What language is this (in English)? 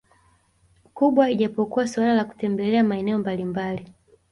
Swahili